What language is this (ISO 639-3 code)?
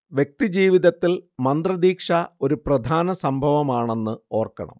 mal